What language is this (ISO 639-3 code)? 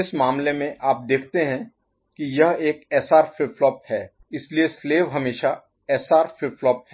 hin